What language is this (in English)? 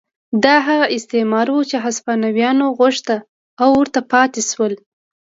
Pashto